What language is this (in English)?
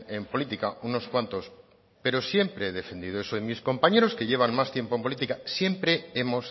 Spanish